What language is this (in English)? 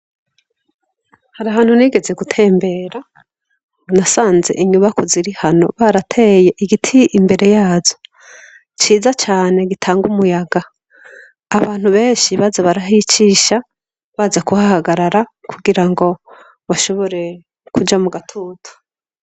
Rundi